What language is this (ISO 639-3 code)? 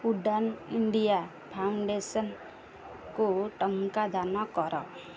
ori